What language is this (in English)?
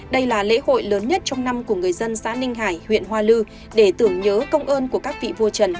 Vietnamese